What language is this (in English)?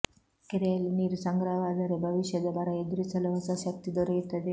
Kannada